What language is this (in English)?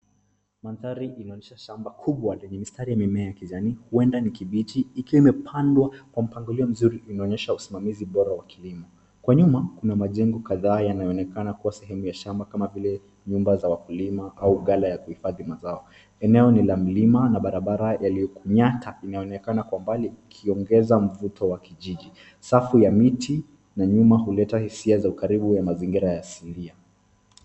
Swahili